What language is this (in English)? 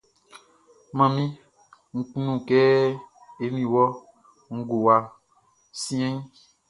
Baoulé